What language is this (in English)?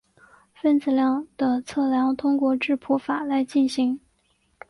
Chinese